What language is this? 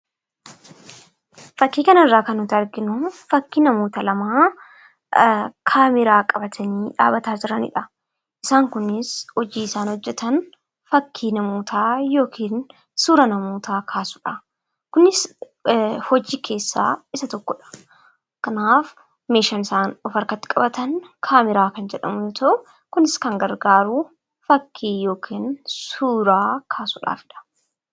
Oromo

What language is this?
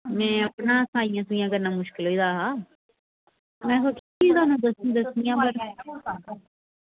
Dogri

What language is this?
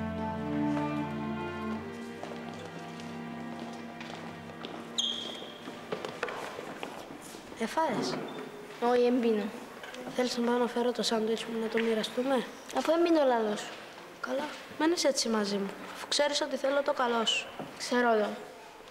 Greek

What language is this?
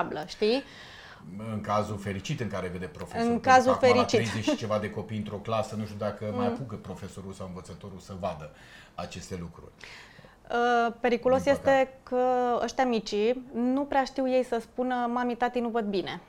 Romanian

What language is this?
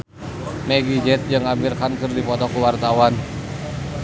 Sundanese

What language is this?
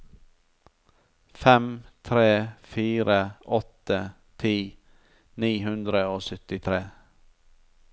Norwegian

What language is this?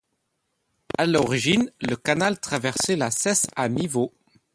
French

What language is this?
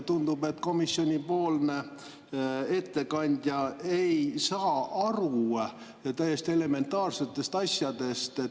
Estonian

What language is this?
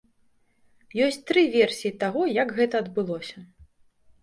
Belarusian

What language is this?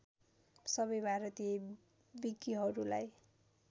Nepali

